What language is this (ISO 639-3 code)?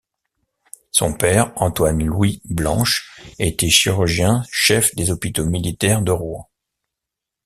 fra